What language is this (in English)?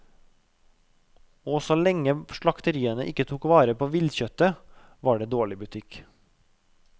Norwegian